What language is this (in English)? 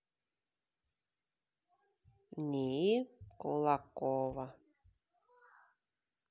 Russian